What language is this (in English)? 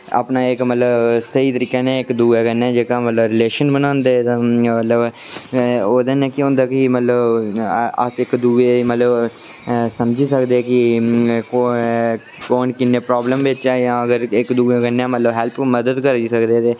Dogri